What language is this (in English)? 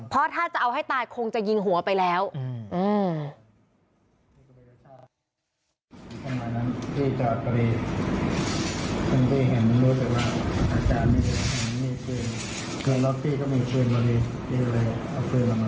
Thai